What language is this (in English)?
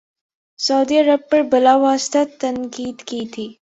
Urdu